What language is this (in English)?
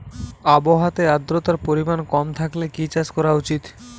Bangla